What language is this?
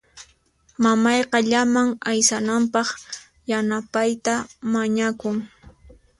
Puno Quechua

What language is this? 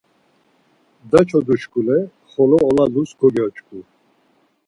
Laz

